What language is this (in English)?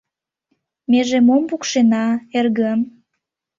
Mari